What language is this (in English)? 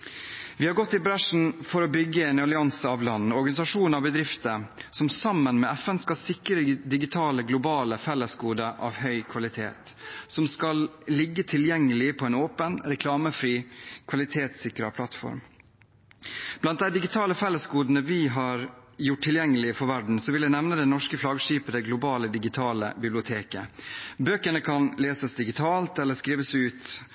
Norwegian Bokmål